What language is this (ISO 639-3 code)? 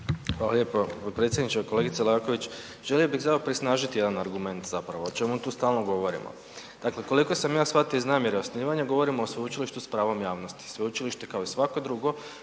hrv